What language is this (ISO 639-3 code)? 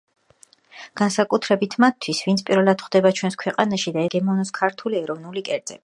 kat